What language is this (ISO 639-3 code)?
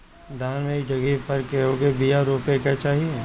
bho